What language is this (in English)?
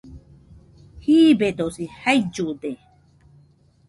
Nüpode Huitoto